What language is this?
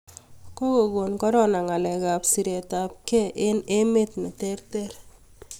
Kalenjin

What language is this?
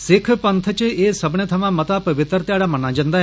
Dogri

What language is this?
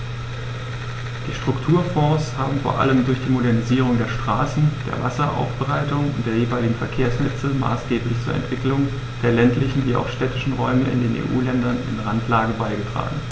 German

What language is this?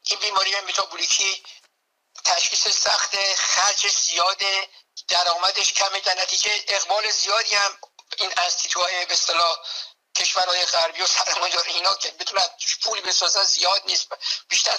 Persian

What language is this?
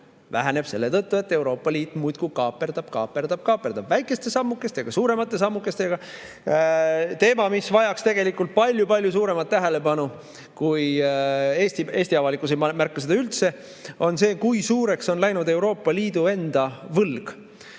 Estonian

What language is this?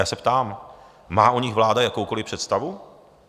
Czech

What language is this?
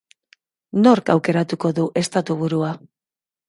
Basque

